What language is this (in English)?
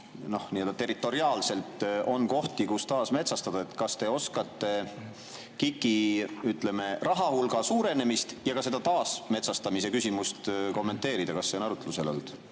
Estonian